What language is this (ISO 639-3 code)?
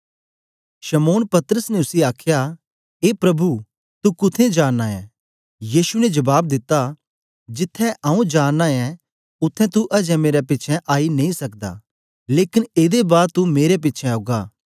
doi